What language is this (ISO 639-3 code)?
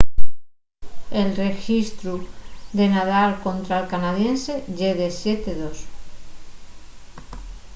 ast